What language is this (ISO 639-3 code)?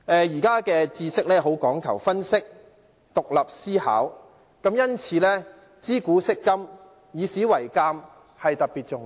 yue